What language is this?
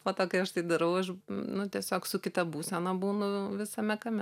Lithuanian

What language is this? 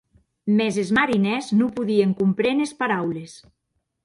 Occitan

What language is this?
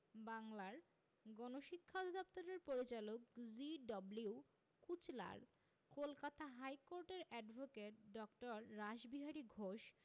Bangla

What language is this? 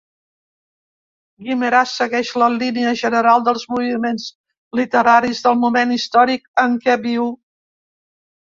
Catalan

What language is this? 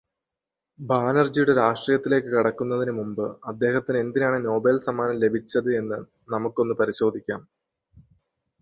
Malayalam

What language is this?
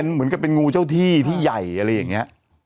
Thai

